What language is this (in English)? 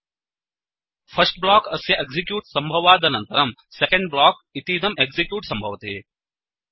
Sanskrit